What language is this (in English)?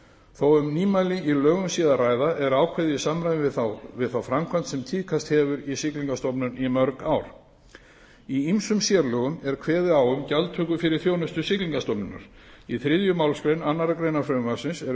Icelandic